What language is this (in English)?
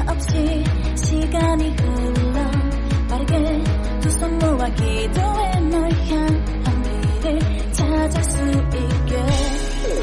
Korean